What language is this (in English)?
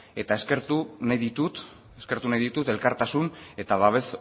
Basque